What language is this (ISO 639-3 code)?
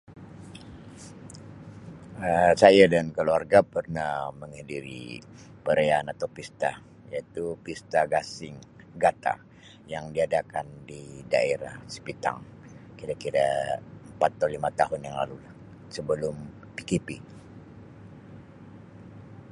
msi